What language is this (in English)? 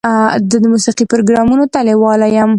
Pashto